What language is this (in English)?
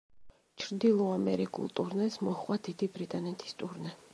Georgian